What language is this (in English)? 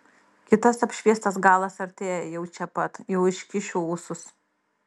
Lithuanian